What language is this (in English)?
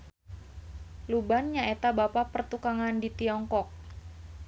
Sundanese